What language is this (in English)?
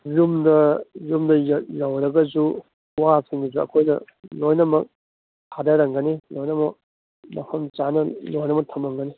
Manipuri